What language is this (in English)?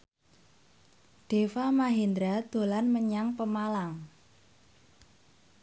Javanese